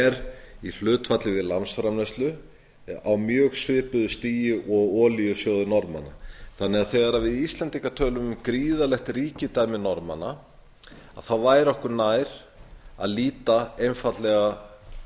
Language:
Icelandic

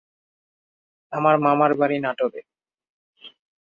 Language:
Bangla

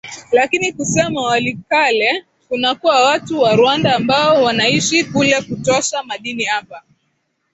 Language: Swahili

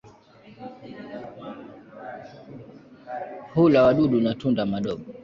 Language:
Swahili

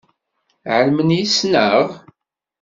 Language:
Kabyle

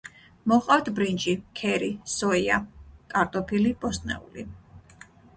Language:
Georgian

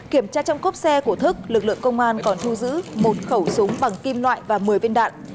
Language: Vietnamese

